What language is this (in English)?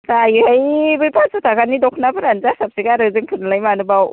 Bodo